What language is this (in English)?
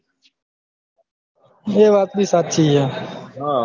Gujarati